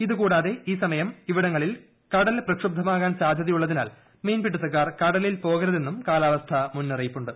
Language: Malayalam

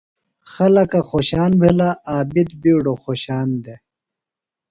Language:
Phalura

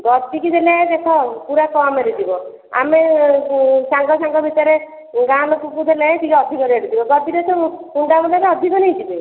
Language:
Odia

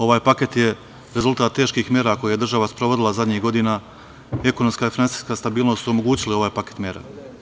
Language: Serbian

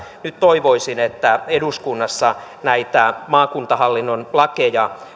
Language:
Finnish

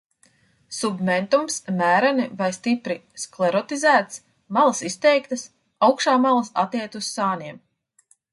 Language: Latvian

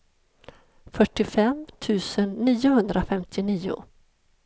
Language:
Swedish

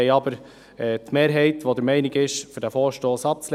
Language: Swiss German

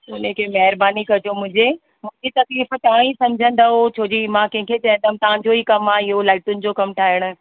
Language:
Sindhi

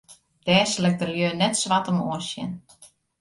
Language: Western Frisian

